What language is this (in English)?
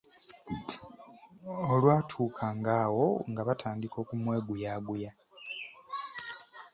Ganda